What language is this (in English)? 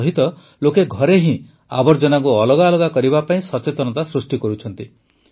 Odia